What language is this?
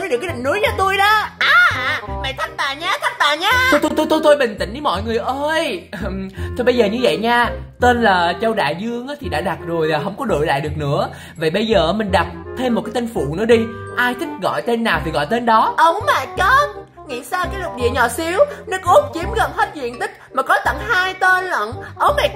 Vietnamese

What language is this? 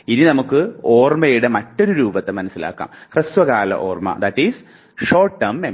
Malayalam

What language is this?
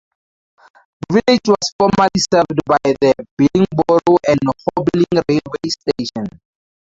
English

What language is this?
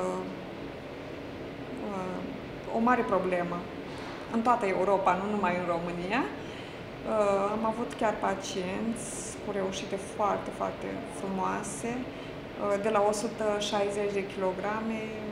Romanian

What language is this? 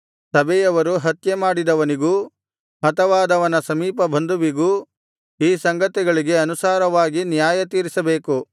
Kannada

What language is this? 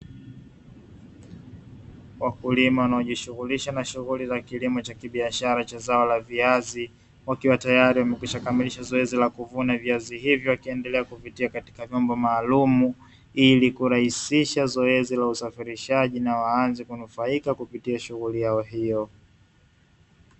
Swahili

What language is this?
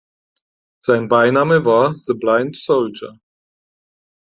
German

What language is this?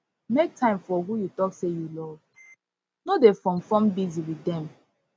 Nigerian Pidgin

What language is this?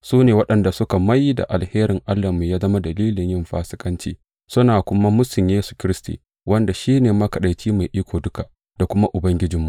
Hausa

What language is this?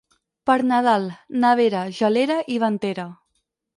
Catalan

